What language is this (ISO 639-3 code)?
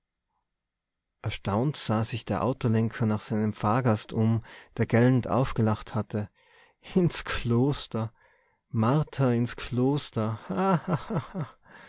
deu